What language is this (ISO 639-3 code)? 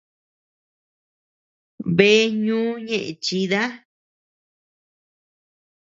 cux